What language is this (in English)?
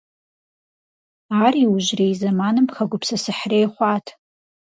Kabardian